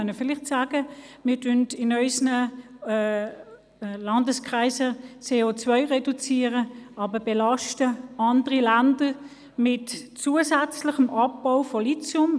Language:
Swiss German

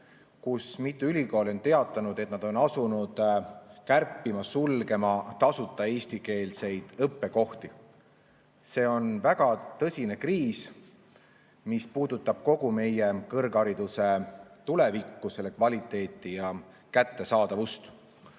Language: Estonian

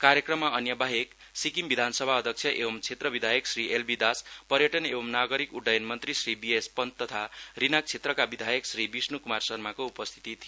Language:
Nepali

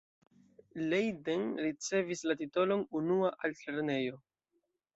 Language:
Esperanto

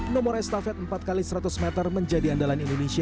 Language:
Indonesian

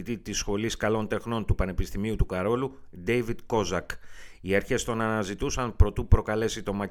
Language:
Greek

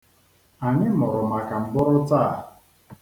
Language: Igbo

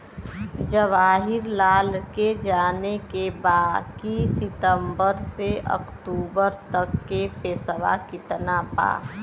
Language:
Bhojpuri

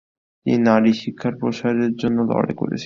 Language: Bangla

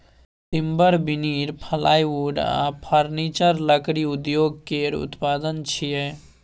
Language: Maithili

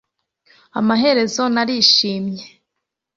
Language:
Kinyarwanda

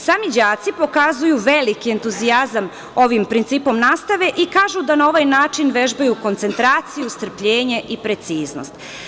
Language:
Serbian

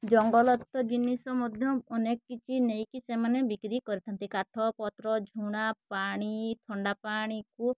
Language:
Odia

